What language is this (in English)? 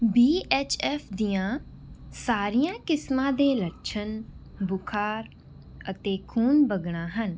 Punjabi